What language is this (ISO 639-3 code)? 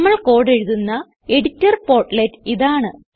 mal